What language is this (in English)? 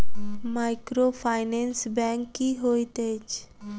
Maithili